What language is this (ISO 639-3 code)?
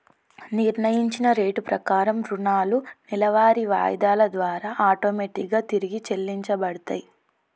tel